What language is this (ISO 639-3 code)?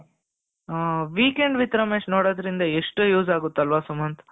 kan